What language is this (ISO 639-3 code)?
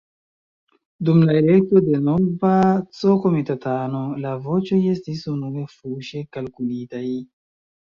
epo